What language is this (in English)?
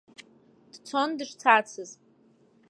Abkhazian